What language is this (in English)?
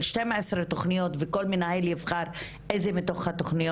Hebrew